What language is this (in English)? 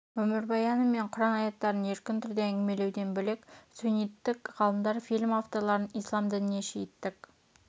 Kazakh